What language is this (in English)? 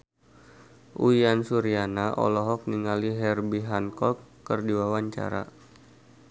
Sundanese